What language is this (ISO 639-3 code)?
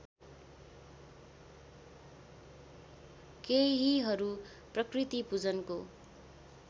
nep